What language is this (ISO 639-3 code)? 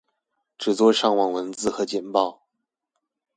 zho